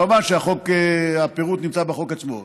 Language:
Hebrew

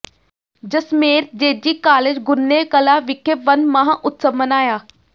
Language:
Punjabi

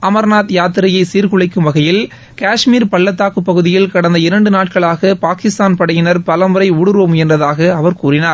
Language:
Tamil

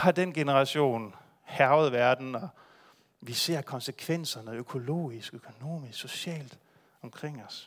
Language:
Danish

